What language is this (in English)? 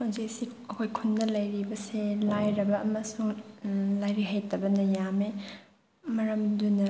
Manipuri